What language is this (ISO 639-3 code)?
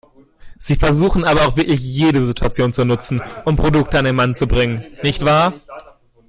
deu